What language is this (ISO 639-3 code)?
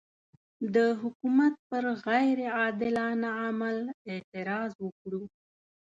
pus